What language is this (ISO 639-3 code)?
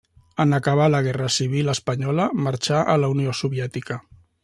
cat